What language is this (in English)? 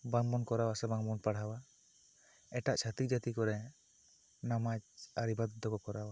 Santali